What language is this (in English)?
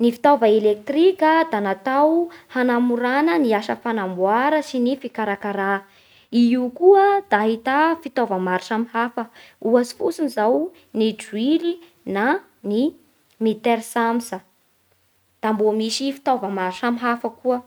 Bara Malagasy